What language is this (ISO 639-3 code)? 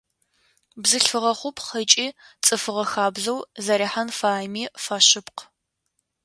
ady